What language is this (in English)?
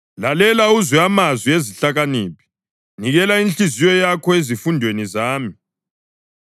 North Ndebele